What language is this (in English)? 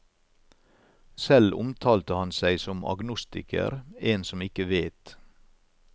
Norwegian